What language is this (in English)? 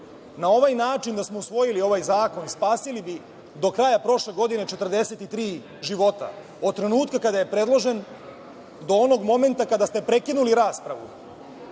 Serbian